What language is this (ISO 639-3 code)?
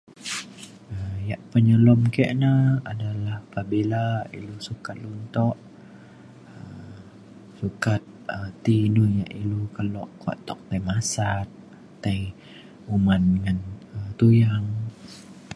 xkl